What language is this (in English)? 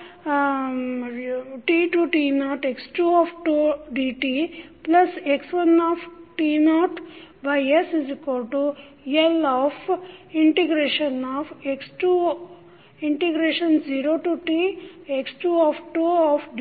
Kannada